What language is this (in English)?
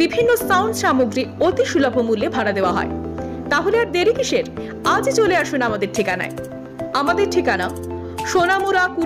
Indonesian